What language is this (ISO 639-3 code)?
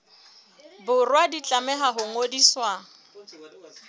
sot